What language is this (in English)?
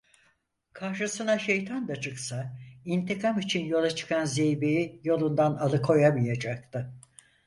Turkish